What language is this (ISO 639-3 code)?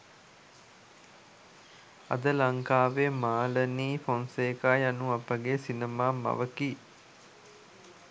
sin